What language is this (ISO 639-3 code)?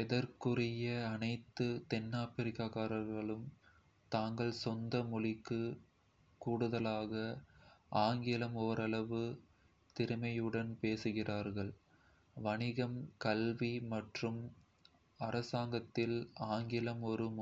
kfe